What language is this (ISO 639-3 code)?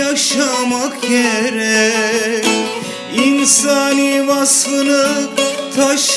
tur